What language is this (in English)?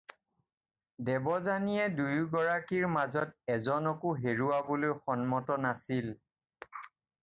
Assamese